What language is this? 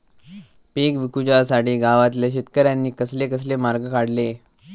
Marathi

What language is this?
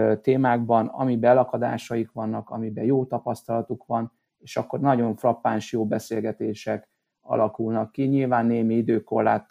Hungarian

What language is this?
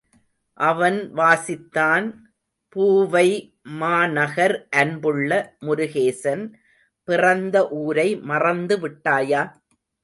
Tamil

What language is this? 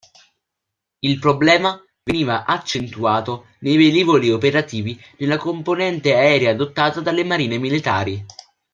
Italian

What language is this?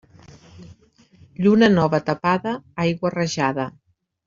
Catalan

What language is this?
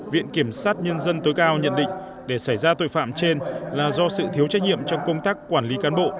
Vietnamese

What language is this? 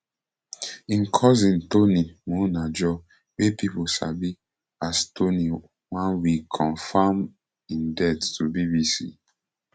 Nigerian Pidgin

